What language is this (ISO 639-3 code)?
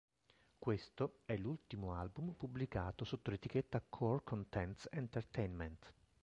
ita